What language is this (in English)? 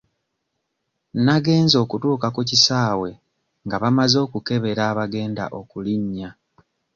Ganda